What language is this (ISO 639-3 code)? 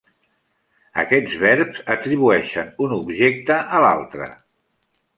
cat